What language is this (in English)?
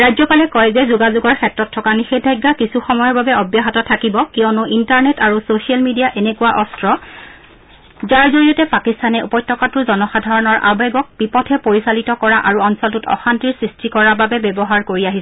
Assamese